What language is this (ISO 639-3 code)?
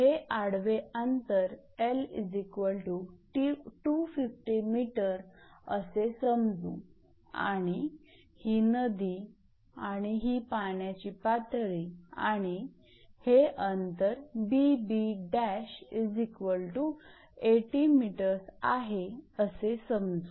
mar